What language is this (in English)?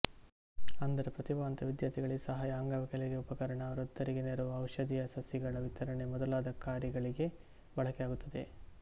Kannada